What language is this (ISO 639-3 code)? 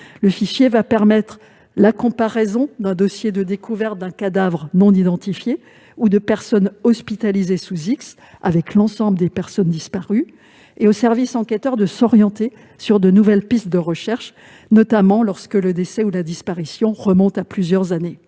fra